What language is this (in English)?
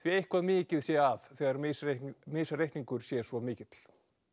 Icelandic